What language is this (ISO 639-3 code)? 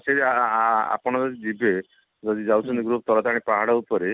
ori